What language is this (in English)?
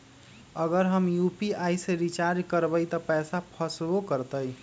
Magahi